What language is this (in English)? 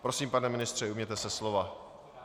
Czech